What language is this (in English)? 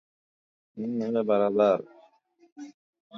Swahili